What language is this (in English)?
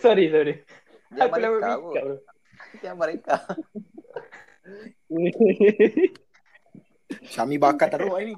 Malay